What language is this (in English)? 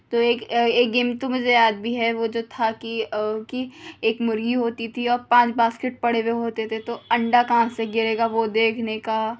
Urdu